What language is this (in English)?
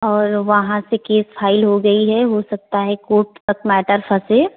Hindi